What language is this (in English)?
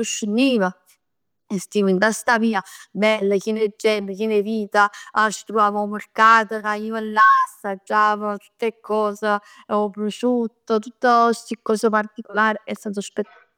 Neapolitan